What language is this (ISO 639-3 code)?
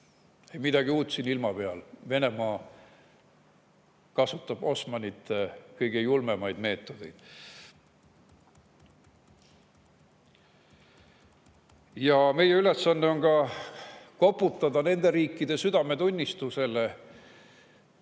est